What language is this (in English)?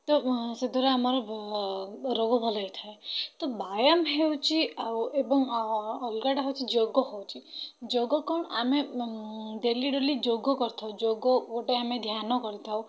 Odia